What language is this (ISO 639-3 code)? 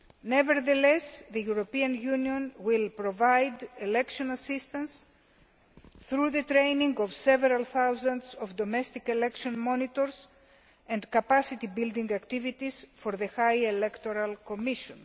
eng